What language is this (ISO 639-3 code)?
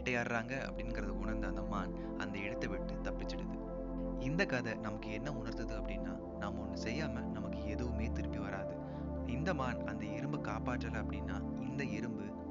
tam